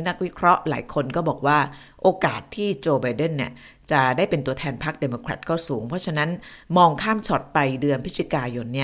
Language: Thai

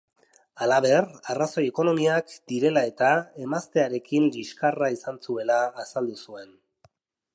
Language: Basque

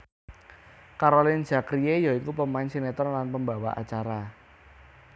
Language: Javanese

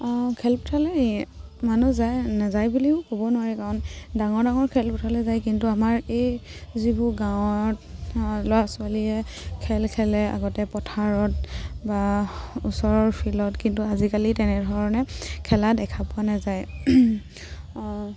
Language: Assamese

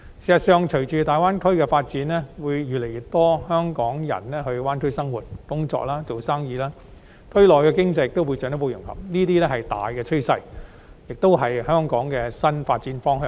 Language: Cantonese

